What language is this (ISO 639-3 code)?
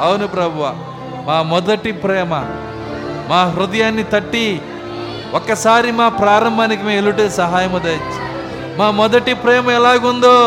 tel